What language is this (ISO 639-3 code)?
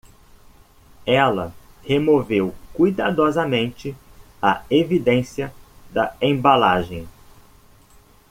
por